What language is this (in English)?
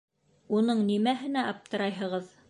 Bashkir